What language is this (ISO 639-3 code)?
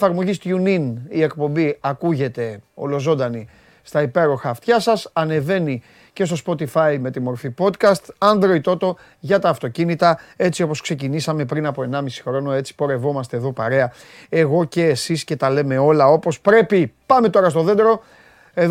ell